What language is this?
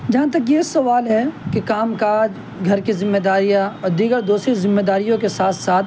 Urdu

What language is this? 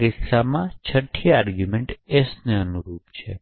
Gujarati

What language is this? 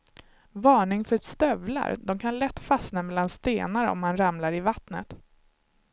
Swedish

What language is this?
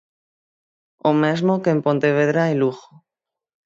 Galician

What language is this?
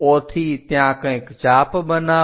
Gujarati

